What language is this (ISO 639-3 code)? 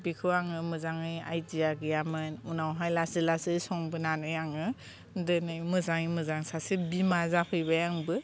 brx